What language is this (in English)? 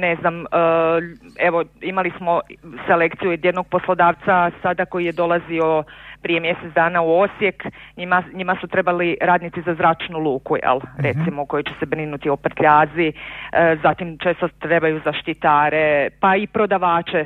Croatian